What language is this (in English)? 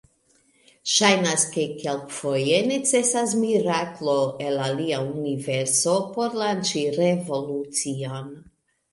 Esperanto